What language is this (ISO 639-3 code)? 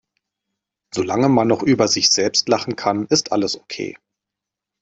deu